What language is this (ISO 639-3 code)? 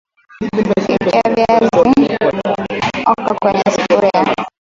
swa